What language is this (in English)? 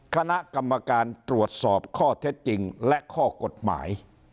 Thai